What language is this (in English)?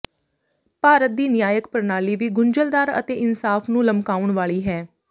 Punjabi